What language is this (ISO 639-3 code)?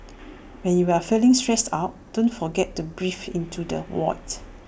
eng